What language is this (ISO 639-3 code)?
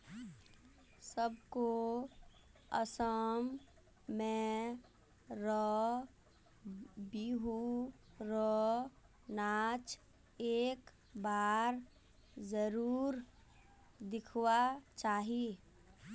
mag